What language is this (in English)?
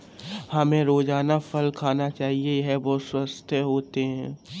Hindi